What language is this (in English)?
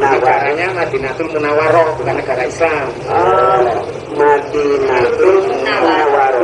Indonesian